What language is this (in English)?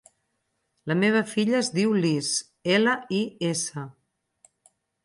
Catalan